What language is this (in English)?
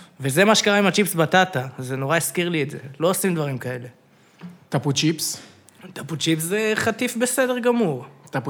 Hebrew